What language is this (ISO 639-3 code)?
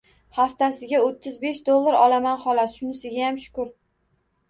uzb